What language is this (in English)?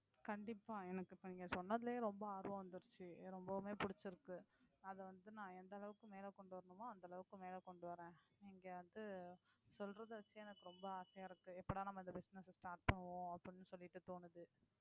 Tamil